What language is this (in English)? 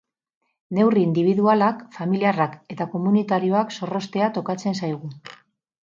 Basque